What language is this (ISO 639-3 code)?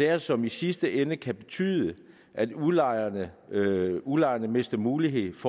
dan